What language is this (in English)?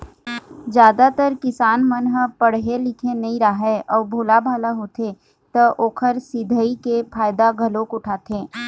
Chhattisgarhi